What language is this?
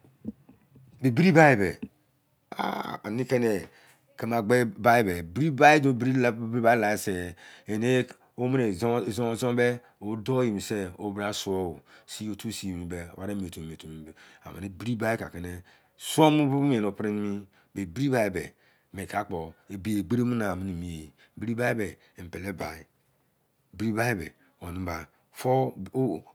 Izon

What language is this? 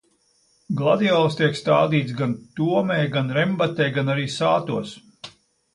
Latvian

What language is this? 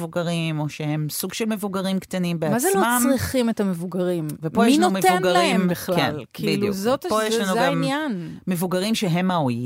Hebrew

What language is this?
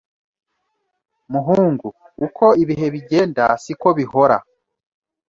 Kinyarwanda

